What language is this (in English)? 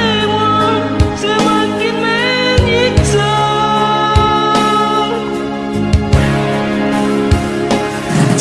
Malay